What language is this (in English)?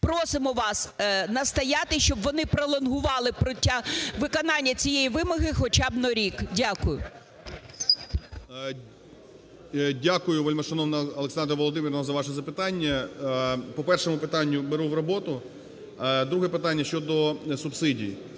Ukrainian